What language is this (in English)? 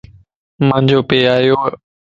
Lasi